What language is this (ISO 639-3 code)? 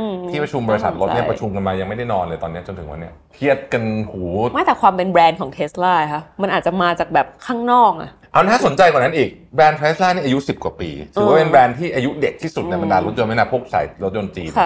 tha